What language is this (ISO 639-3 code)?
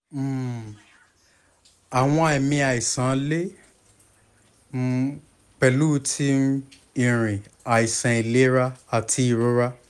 yor